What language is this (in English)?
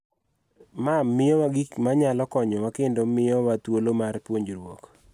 Luo (Kenya and Tanzania)